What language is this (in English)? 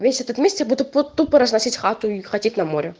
Russian